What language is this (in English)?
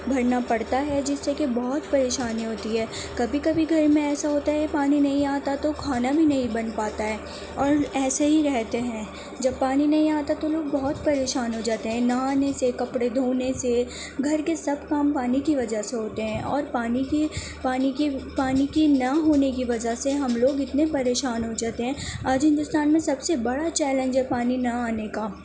Urdu